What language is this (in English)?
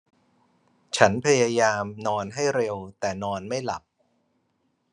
Thai